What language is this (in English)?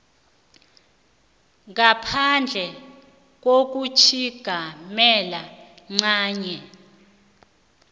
South Ndebele